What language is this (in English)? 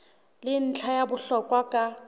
Southern Sotho